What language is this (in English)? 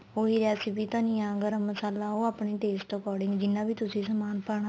Punjabi